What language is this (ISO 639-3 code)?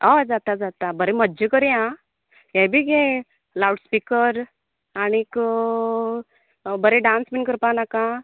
kok